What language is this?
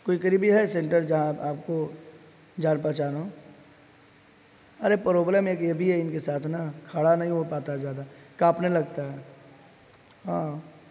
Urdu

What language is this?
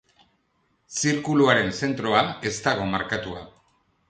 Basque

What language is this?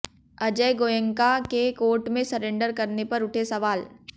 Hindi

